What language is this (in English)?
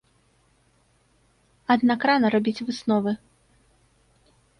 Belarusian